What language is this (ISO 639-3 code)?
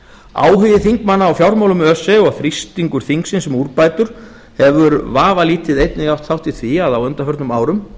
isl